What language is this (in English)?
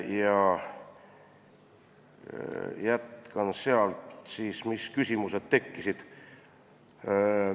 Estonian